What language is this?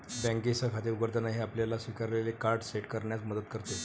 Marathi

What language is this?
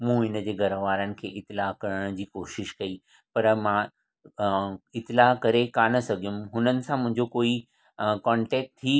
Sindhi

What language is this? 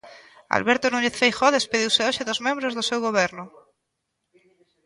Galician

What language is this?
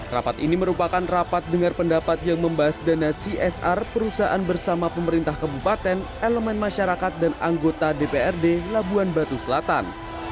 Indonesian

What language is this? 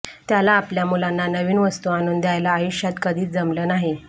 Marathi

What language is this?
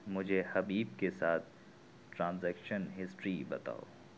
Urdu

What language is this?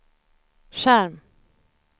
Swedish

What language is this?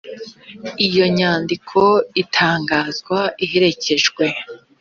Kinyarwanda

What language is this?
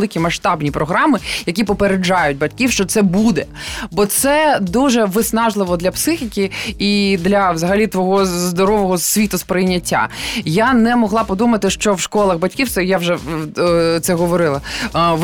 Ukrainian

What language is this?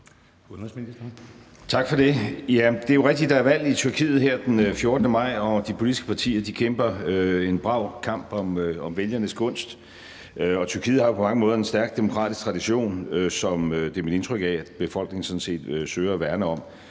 Danish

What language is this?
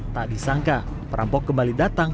Indonesian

